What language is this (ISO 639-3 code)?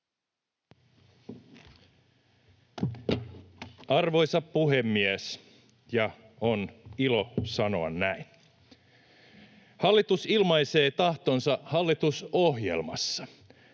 fin